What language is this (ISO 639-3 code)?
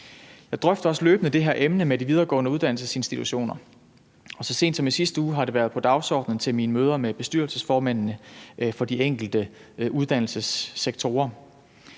dan